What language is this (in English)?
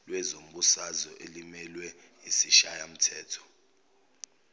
Zulu